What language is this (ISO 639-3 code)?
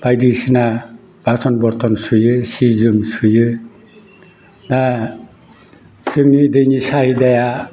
brx